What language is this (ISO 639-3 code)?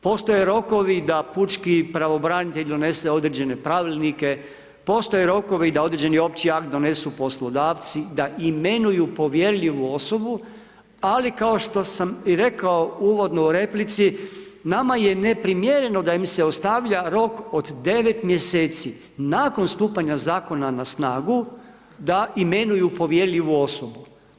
hrv